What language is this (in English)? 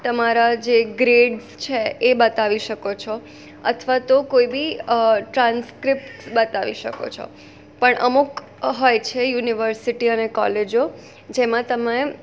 Gujarati